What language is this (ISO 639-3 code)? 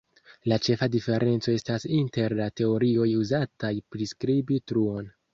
epo